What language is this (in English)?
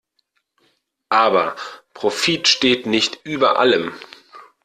German